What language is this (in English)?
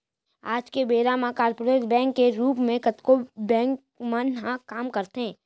Chhattisgarhi